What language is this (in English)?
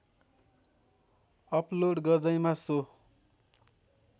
Nepali